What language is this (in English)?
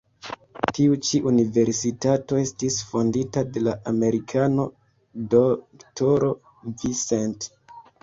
Esperanto